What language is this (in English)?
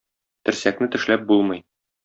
Tatar